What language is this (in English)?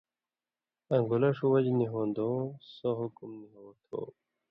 Indus Kohistani